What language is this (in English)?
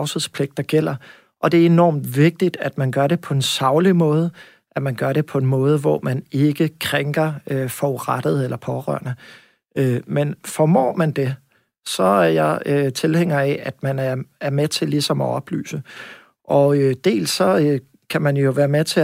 Danish